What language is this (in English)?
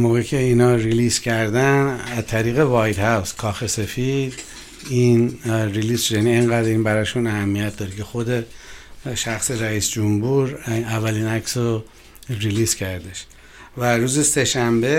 Persian